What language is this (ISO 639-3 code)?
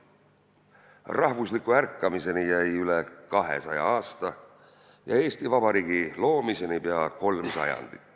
est